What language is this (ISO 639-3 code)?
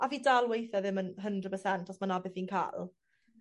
cym